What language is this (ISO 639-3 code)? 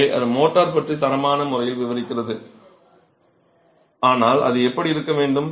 tam